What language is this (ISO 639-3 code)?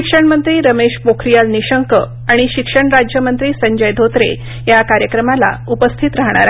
mar